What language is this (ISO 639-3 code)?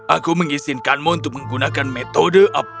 ind